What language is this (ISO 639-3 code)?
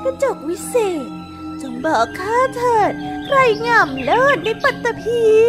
tha